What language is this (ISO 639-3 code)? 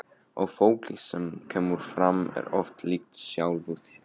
isl